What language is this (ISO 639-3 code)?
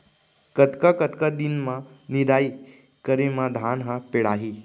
hne